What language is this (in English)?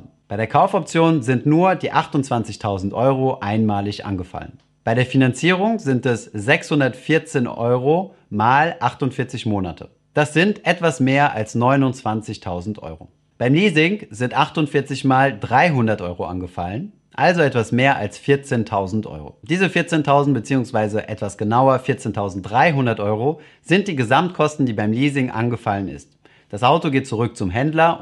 German